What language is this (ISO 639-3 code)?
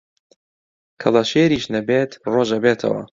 ckb